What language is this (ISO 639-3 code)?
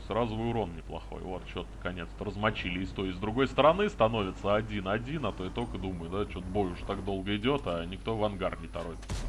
rus